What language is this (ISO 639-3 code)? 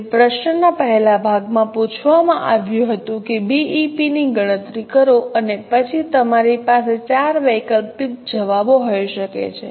guj